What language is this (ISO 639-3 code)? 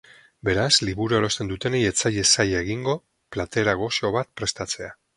eus